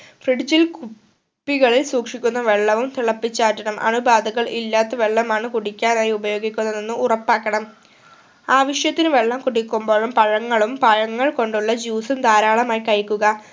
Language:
Malayalam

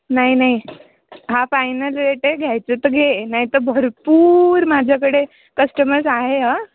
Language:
Marathi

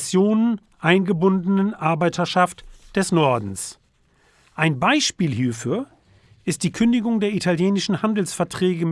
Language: German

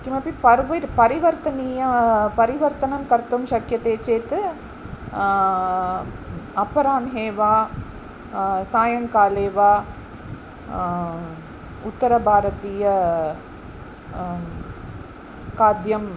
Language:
Sanskrit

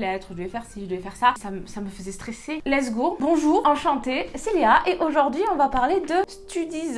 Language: French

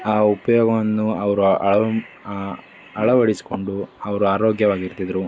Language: Kannada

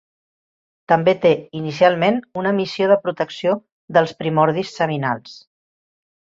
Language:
Catalan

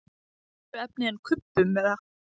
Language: Icelandic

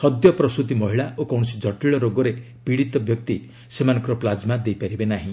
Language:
Odia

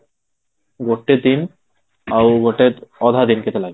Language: Odia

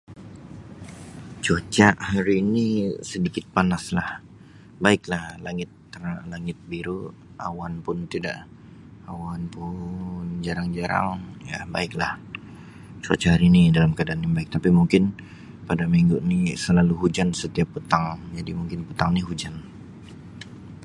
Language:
Sabah Malay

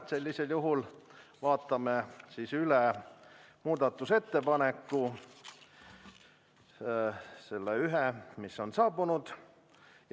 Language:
Estonian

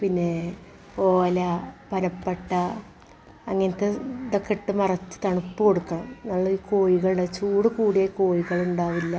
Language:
Malayalam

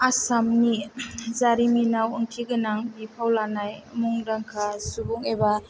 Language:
Bodo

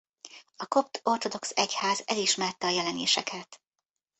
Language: Hungarian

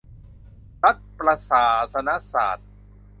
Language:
Thai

